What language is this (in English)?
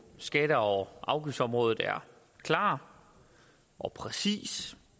Danish